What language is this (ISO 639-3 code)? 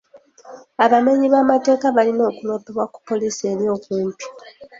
lug